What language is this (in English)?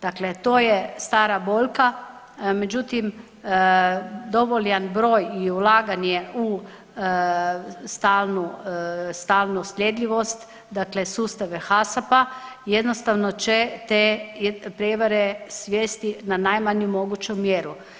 Croatian